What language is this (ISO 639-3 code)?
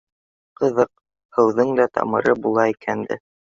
bak